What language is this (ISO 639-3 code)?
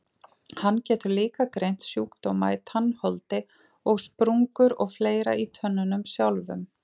isl